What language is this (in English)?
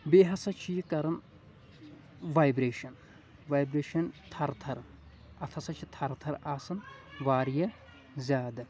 Kashmiri